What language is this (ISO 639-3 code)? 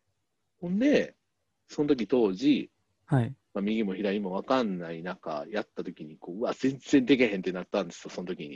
jpn